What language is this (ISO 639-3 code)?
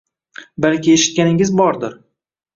uzb